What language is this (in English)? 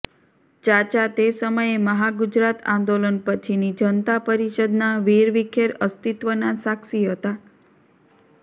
Gujarati